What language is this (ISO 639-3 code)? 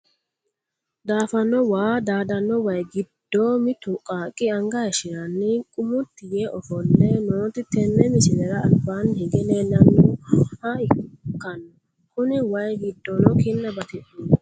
sid